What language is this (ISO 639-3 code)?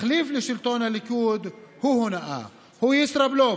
heb